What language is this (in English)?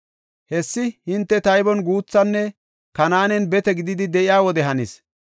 Gofa